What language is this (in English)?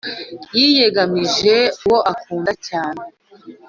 Kinyarwanda